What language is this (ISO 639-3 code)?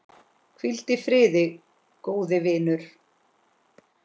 isl